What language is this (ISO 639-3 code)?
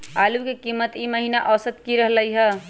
mag